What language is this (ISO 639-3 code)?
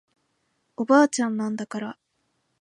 jpn